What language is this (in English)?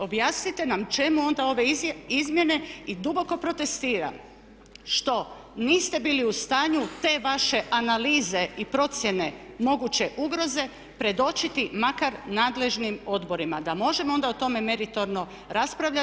Croatian